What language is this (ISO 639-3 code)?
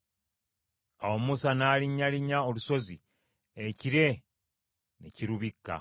lug